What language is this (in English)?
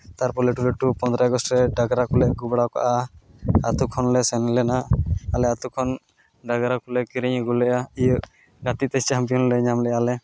Santali